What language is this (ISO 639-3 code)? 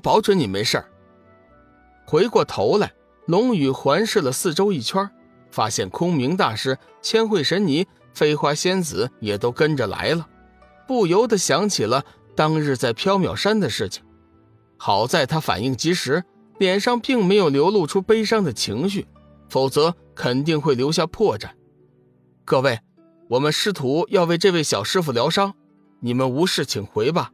zho